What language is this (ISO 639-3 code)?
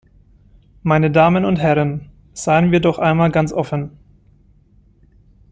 deu